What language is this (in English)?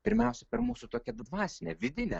Lithuanian